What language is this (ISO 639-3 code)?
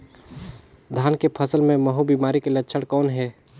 hne